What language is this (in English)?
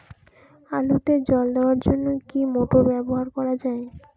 Bangla